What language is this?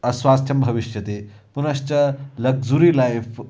Sanskrit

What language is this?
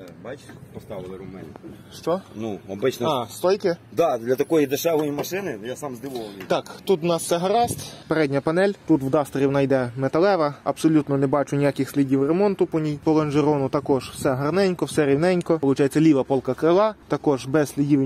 Ukrainian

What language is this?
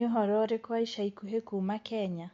Kikuyu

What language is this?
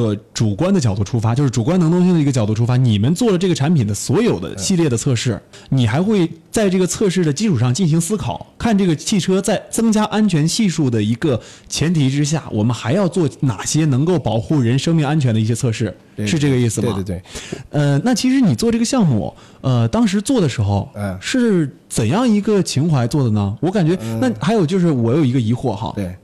Chinese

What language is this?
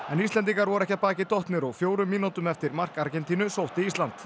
Icelandic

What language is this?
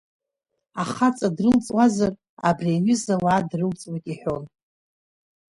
Abkhazian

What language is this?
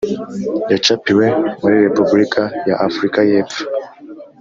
Kinyarwanda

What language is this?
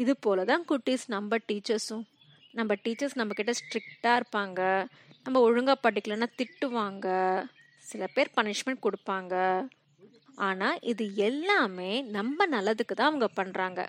Tamil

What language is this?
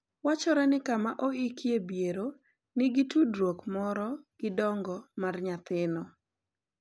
Luo (Kenya and Tanzania)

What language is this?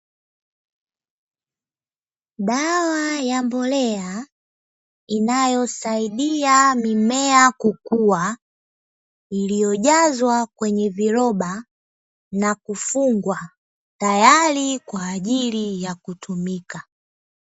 Swahili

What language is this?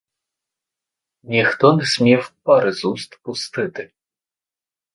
Ukrainian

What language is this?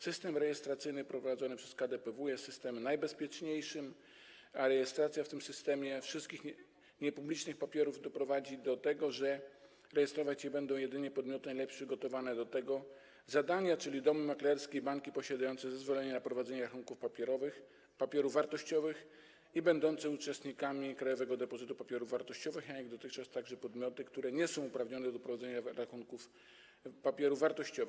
Polish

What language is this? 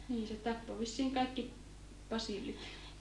Finnish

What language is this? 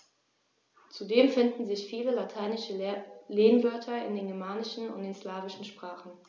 German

